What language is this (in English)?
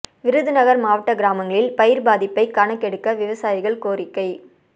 Tamil